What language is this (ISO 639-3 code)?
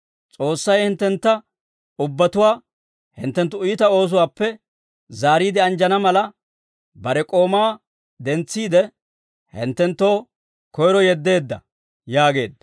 dwr